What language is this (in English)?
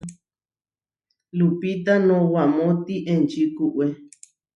Huarijio